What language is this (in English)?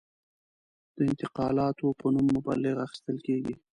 Pashto